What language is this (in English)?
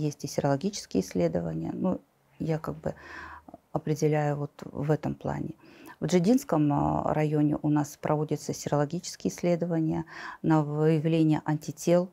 Russian